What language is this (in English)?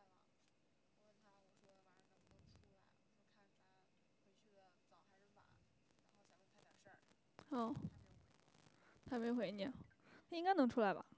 Chinese